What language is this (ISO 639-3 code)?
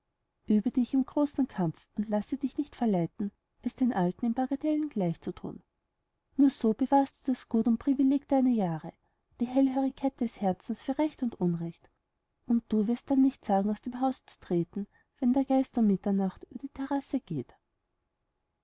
deu